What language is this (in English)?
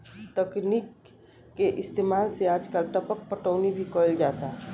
Bhojpuri